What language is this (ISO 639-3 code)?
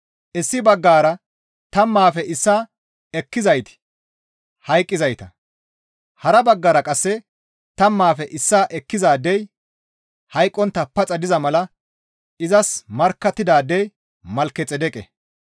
gmv